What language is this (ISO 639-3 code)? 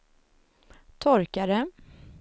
swe